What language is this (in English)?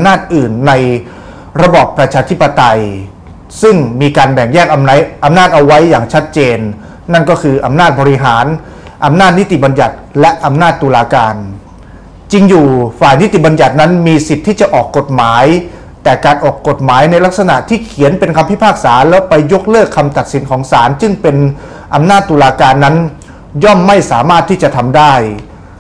Thai